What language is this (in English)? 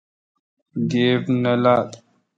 Kalkoti